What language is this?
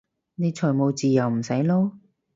Cantonese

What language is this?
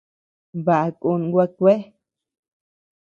Tepeuxila Cuicatec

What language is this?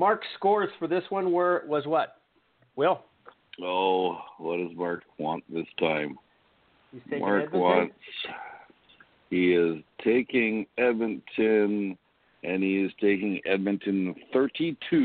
English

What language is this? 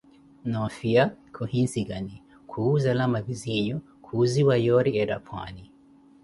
Koti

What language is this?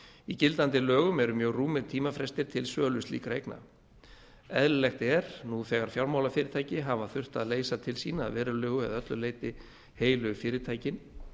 Icelandic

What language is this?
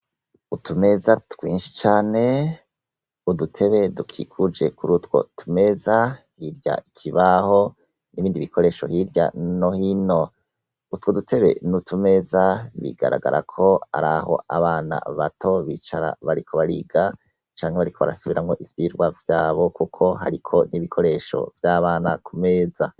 Rundi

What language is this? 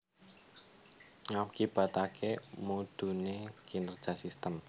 Javanese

